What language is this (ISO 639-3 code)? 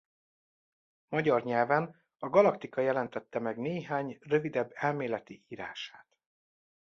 hun